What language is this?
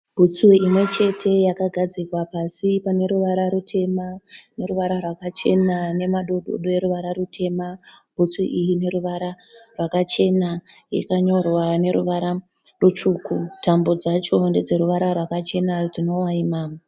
Shona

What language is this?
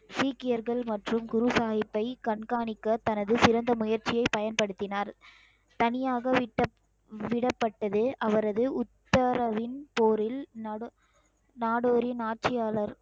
Tamil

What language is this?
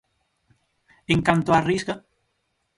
Galician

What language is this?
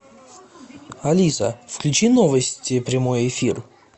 Russian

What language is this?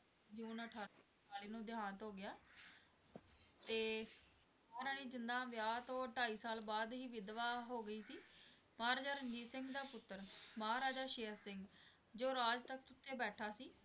Punjabi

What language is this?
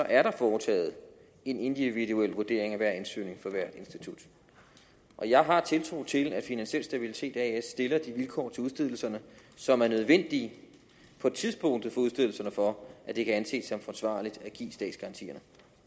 Danish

